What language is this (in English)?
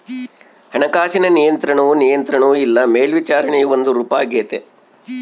Kannada